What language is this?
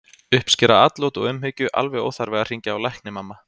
Icelandic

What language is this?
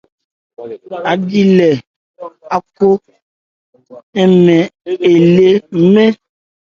Ebrié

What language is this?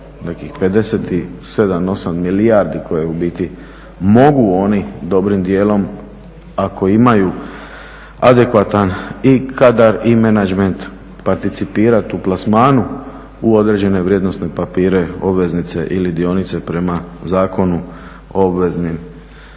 Croatian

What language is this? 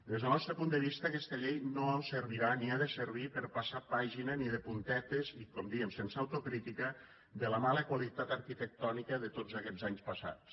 Catalan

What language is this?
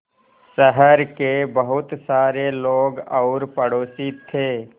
Hindi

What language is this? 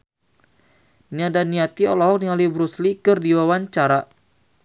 Sundanese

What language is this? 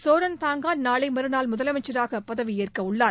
Tamil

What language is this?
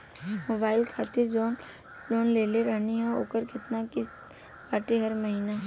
Bhojpuri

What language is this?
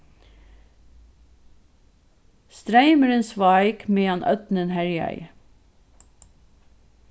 Faroese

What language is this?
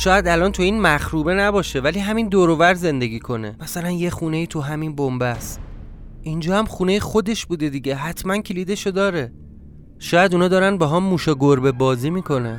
Persian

